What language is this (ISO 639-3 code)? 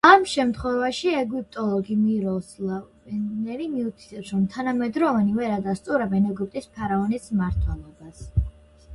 kat